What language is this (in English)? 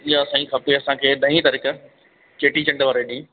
Sindhi